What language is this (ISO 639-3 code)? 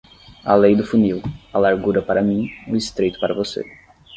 por